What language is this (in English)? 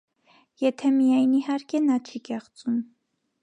Armenian